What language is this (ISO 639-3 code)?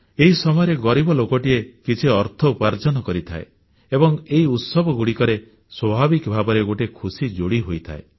ori